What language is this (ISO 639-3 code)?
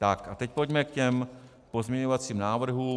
ces